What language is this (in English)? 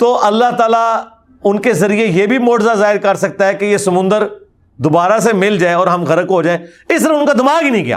Urdu